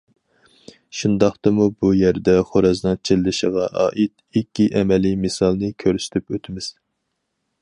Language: Uyghur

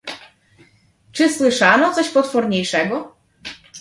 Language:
Polish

